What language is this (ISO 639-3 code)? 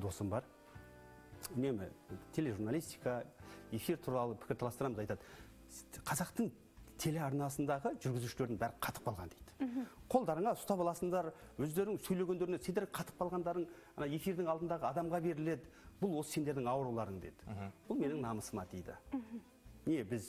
tur